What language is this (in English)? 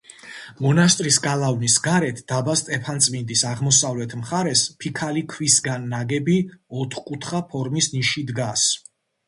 Georgian